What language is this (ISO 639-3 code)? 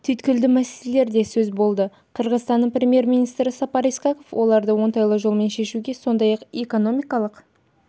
kaz